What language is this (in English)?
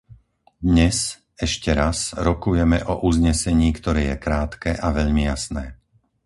Slovak